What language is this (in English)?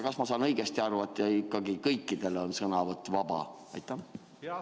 Estonian